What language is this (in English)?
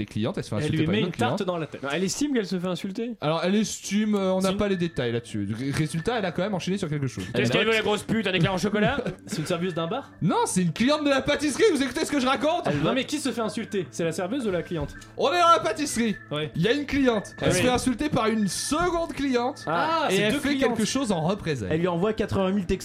French